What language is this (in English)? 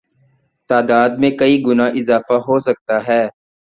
Urdu